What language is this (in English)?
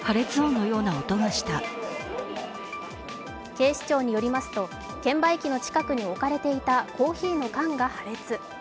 Japanese